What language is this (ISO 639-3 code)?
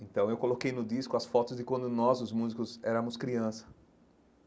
por